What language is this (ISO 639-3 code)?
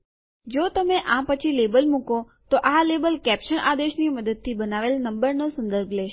guj